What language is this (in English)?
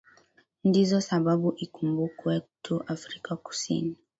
Swahili